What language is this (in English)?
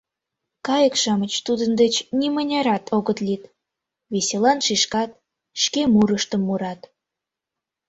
Mari